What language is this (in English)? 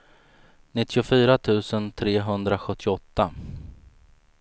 Swedish